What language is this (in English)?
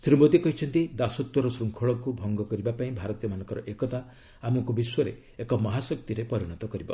Odia